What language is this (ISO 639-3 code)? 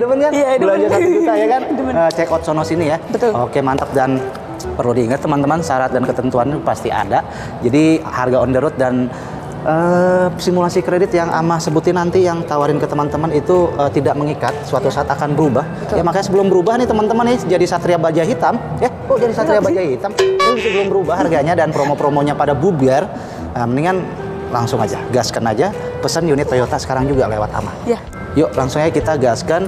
ind